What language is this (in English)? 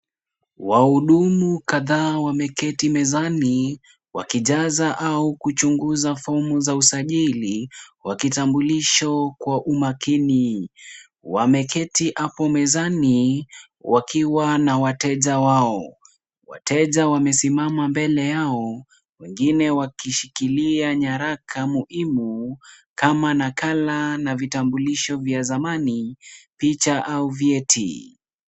Swahili